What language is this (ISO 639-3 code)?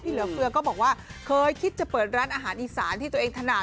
tha